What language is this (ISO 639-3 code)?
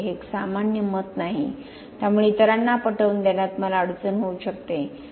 mar